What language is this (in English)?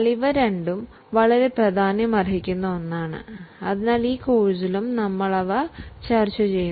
Malayalam